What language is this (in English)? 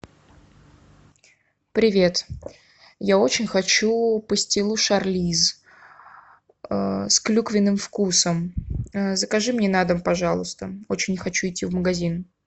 Russian